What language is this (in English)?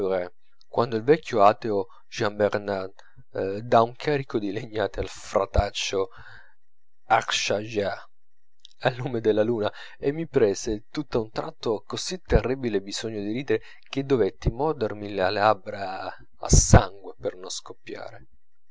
Italian